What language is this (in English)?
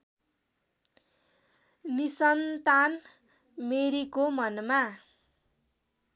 Nepali